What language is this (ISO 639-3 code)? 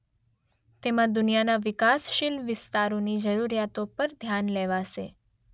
guj